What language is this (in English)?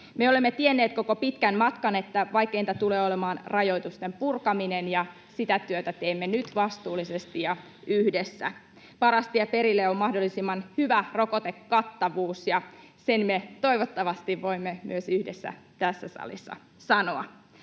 Finnish